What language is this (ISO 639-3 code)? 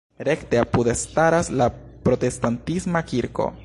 epo